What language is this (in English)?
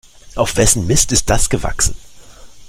German